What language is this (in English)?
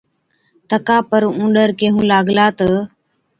Od